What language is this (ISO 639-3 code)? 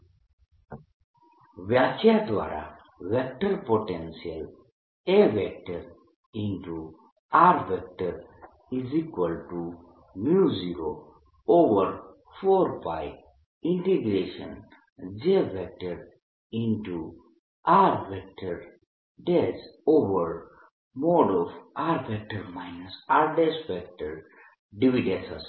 guj